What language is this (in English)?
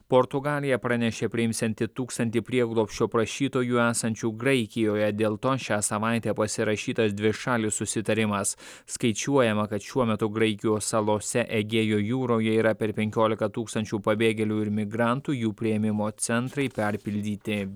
Lithuanian